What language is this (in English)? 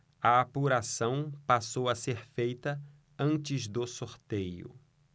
Portuguese